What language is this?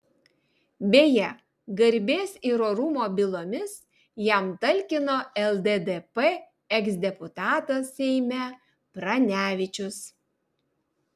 Lithuanian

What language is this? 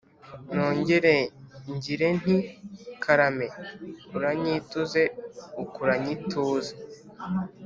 Kinyarwanda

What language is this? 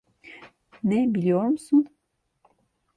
Turkish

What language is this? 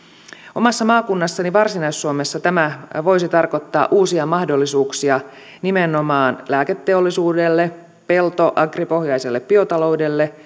Finnish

